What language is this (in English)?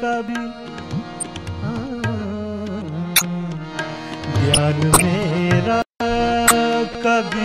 Hindi